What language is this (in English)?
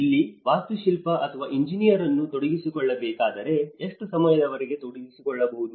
Kannada